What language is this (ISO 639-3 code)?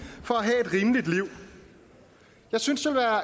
dan